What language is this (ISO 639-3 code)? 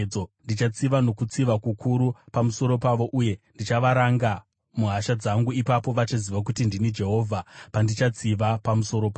sna